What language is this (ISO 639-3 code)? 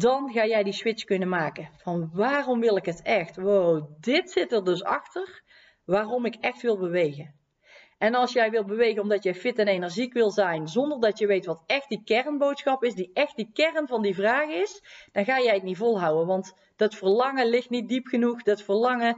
nld